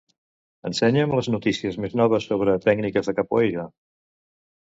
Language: Catalan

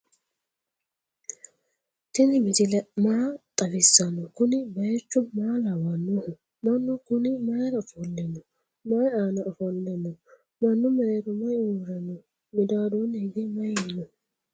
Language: Sidamo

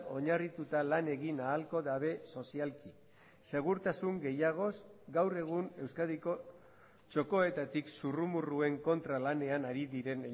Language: Basque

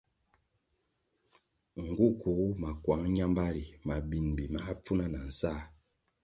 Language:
Kwasio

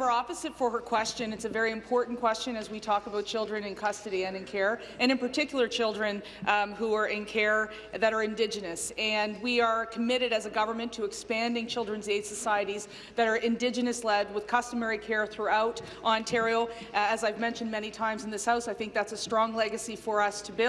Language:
English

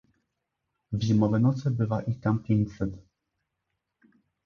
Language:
Polish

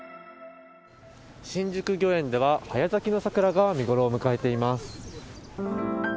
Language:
Japanese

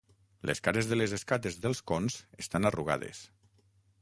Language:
Catalan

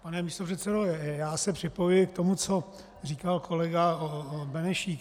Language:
Czech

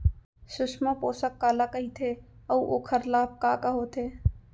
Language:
Chhattisgarhi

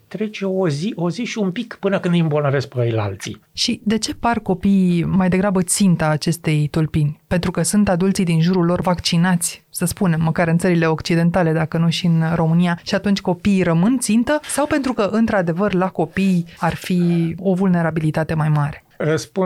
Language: Romanian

